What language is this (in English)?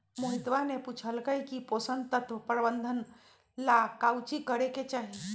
Magahi